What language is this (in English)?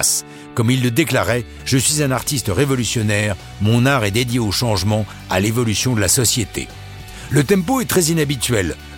French